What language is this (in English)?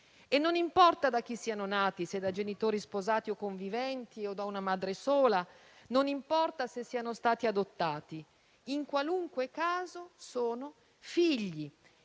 Italian